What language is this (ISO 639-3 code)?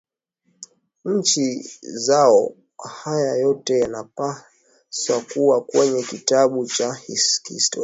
swa